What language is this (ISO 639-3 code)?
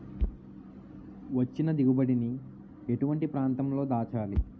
tel